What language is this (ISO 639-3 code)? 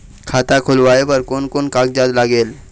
hne